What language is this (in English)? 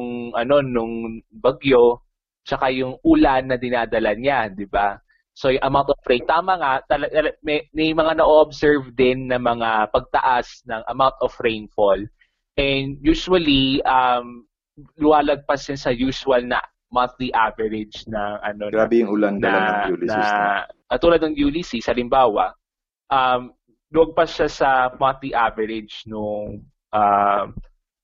Filipino